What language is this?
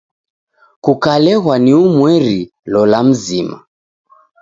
Taita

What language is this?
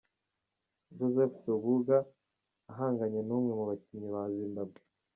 Kinyarwanda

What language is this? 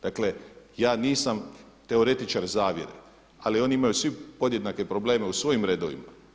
Croatian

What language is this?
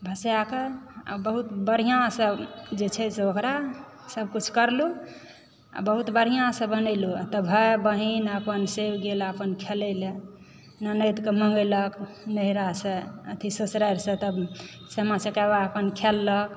Maithili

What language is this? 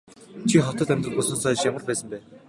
Mongolian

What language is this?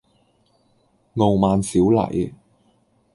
Cantonese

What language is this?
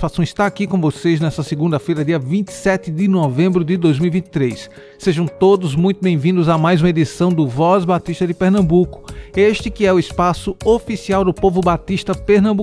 Portuguese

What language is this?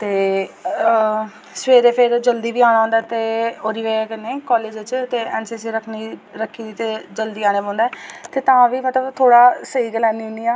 Dogri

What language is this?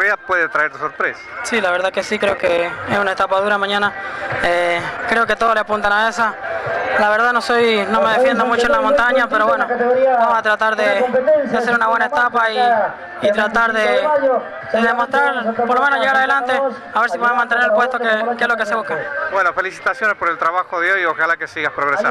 Spanish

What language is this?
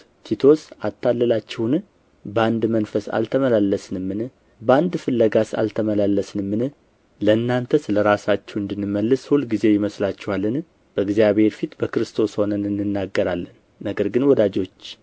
Amharic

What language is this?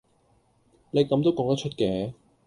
Cantonese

